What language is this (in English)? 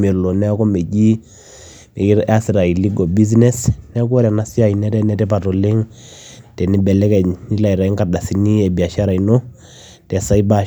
Masai